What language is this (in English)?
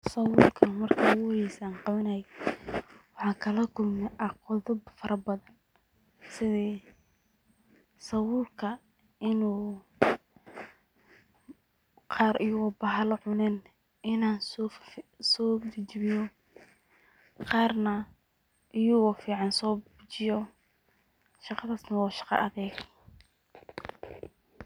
Somali